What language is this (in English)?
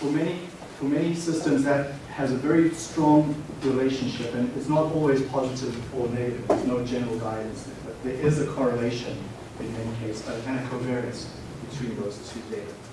English